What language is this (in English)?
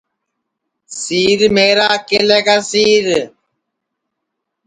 Sansi